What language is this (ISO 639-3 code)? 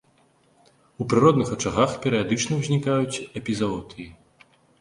bel